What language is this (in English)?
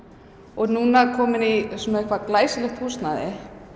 Icelandic